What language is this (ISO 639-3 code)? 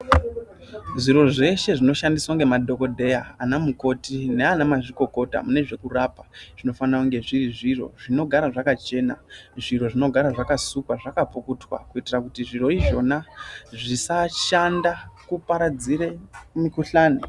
ndc